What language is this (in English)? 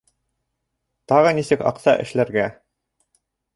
Bashkir